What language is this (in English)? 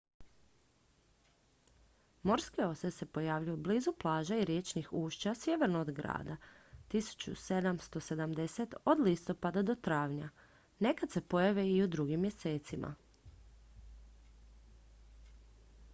Croatian